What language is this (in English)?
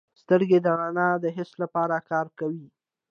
Pashto